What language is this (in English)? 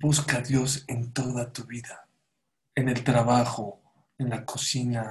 Spanish